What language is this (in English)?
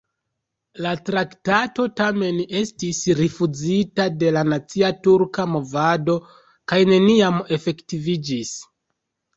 Esperanto